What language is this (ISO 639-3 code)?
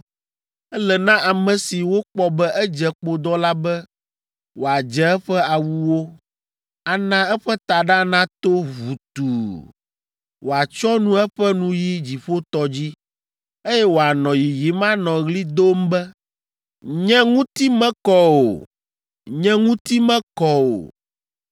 ewe